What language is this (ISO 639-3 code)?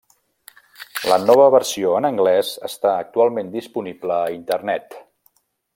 cat